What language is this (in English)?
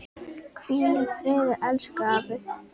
Icelandic